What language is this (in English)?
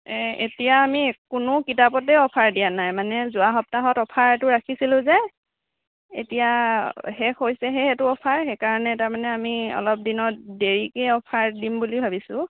Assamese